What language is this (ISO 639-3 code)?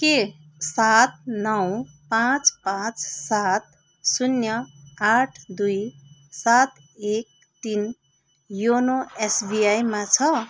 nep